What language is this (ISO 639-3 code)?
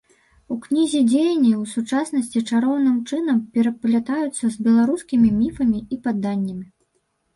bel